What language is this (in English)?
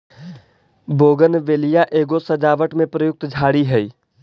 Magahi